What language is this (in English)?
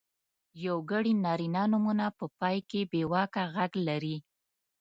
Pashto